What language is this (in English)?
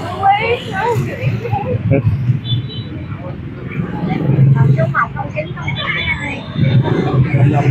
Vietnamese